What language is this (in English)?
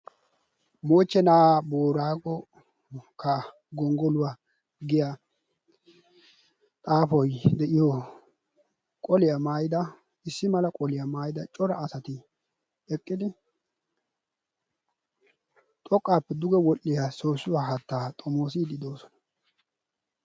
Wolaytta